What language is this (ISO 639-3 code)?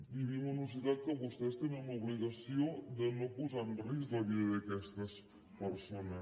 cat